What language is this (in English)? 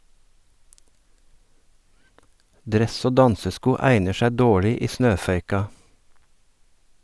Norwegian